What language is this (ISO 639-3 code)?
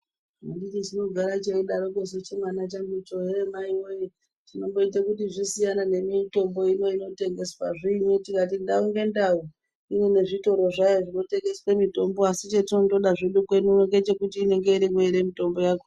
ndc